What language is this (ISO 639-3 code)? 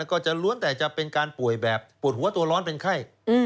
tha